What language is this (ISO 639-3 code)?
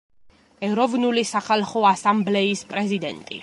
kat